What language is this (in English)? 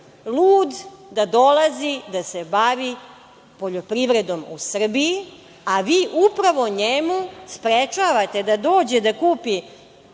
Serbian